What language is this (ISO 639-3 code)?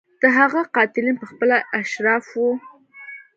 pus